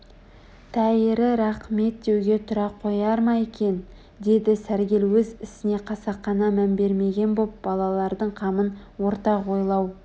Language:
Kazakh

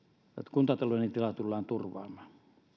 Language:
Finnish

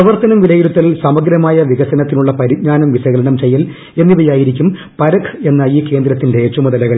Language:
Malayalam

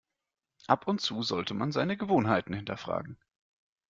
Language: German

